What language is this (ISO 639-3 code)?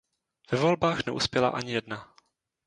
ces